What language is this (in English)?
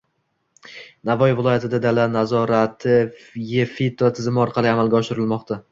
Uzbek